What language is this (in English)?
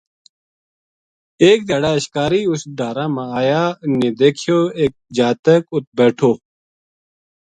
Gujari